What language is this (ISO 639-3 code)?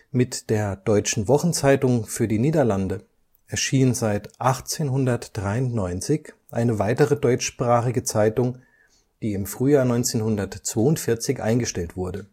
deu